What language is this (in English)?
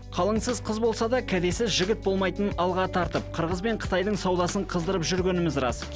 Kazakh